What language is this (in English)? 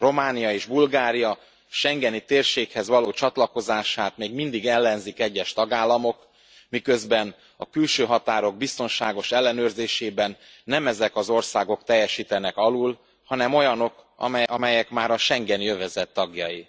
Hungarian